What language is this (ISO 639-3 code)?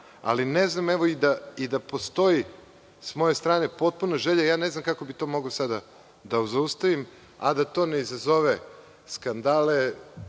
srp